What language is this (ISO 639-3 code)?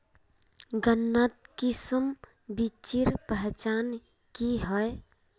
mag